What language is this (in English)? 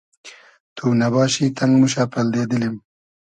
Hazaragi